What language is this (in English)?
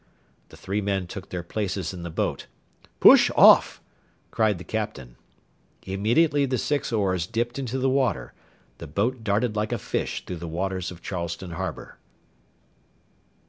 English